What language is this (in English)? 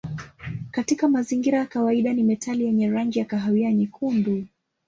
Swahili